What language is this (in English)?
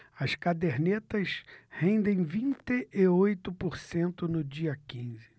Portuguese